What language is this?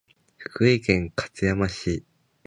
Japanese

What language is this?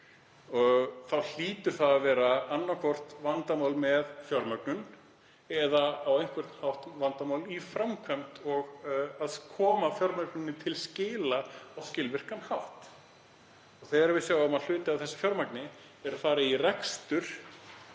Icelandic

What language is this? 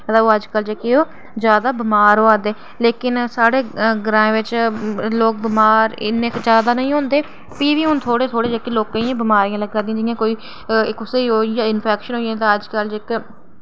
Dogri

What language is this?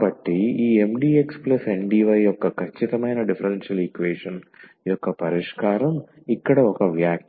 Telugu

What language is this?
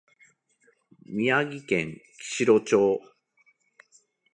Japanese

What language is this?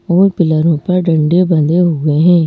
Hindi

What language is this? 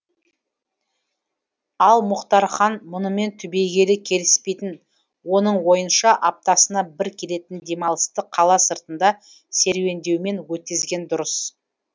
Kazakh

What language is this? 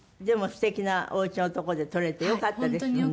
Japanese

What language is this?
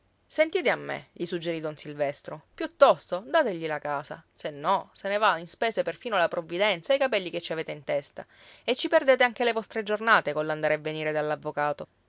Italian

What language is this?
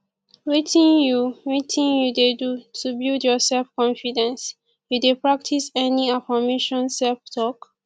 Nigerian Pidgin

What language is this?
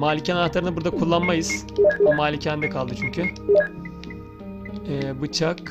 Turkish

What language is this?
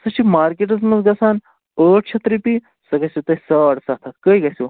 Kashmiri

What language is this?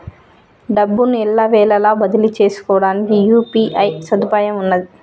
Telugu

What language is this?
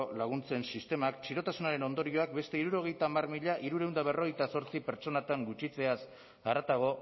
Basque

